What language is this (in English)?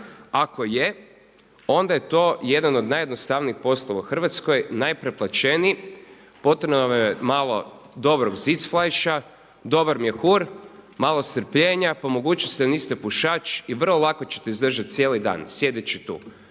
Croatian